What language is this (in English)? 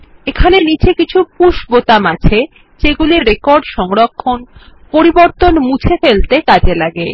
Bangla